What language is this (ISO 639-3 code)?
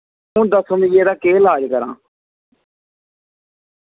doi